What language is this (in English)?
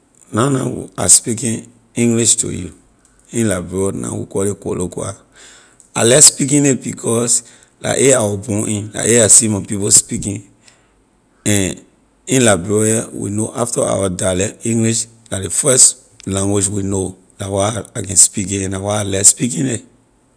Liberian English